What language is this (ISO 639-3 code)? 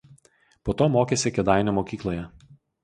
lit